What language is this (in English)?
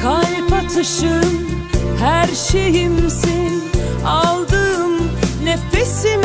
Turkish